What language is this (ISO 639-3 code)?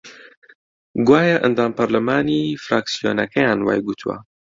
ckb